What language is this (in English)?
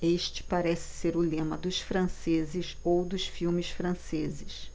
Portuguese